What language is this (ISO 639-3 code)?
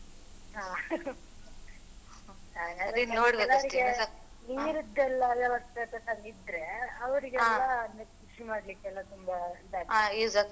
kan